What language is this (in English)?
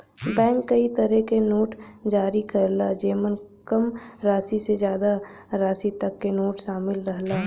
Bhojpuri